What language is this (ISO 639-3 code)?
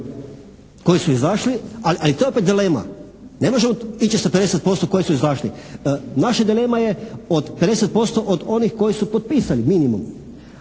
hrv